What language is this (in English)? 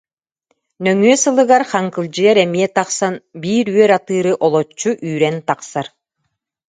Yakut